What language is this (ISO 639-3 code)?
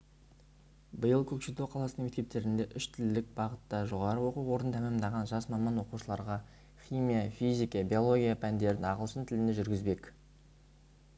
kaz